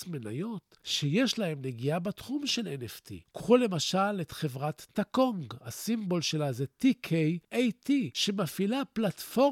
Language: Hebrew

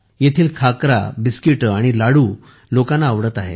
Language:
Marathi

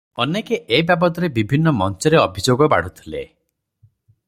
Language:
Odia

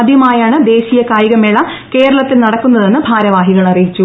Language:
Malayalam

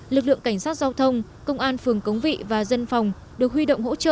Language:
Vietnamese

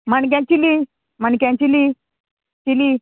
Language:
Konkani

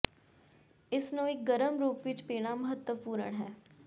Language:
Punjabi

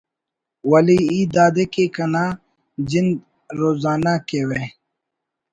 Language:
Brahui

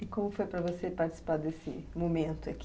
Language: Portuguese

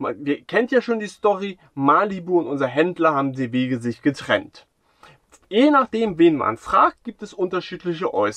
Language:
German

